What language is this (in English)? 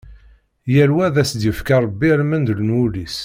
Kabyle